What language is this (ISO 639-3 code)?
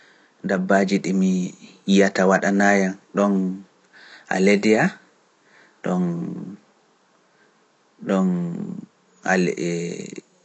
fuf